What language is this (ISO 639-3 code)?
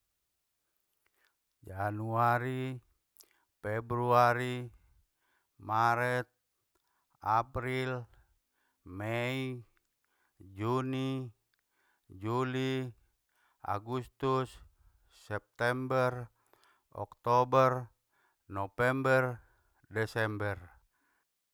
btm